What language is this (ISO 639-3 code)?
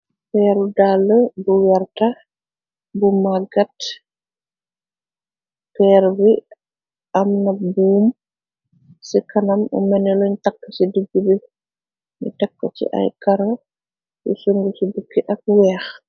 wol